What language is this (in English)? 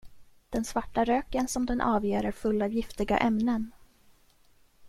Swedish